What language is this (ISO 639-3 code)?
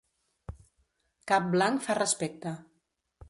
cat